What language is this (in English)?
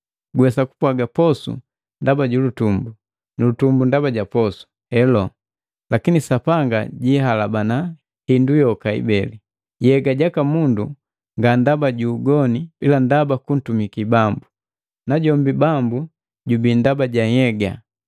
Matengo